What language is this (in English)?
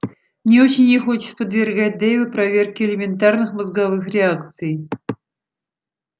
Russian